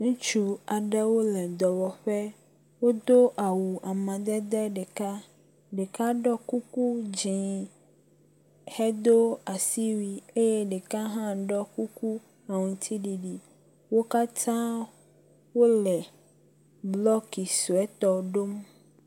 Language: Ewe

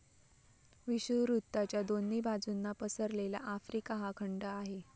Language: Marathi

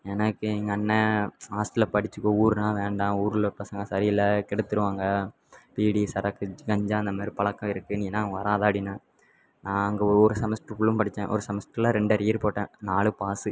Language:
Tamil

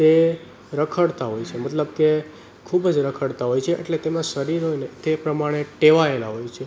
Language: Gujarati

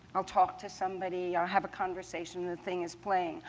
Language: English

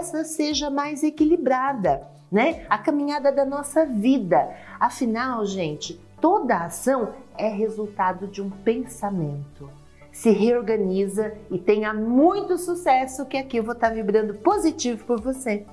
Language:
Portuguese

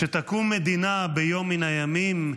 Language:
Hebrew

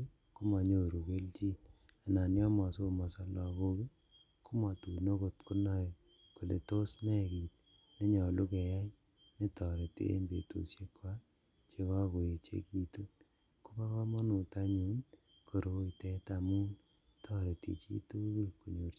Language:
Kalenjin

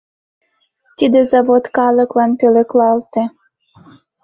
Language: Mari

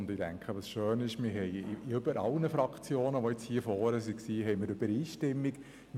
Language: Swiss German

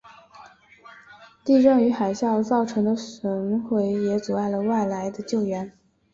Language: Chinese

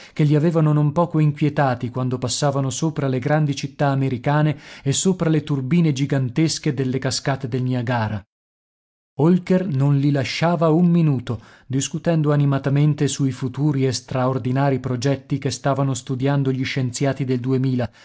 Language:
Italian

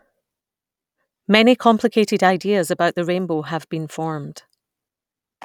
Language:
English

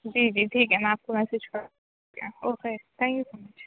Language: Urdu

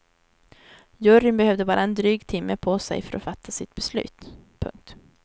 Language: Swedish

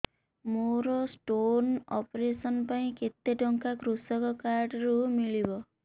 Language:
Odia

